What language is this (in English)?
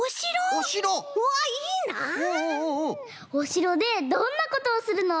Japanese